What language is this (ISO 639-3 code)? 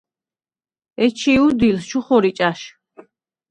sva